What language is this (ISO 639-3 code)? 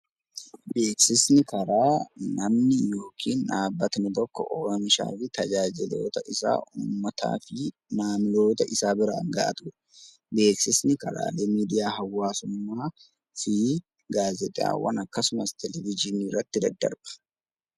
orm